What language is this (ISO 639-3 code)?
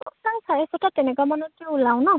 asm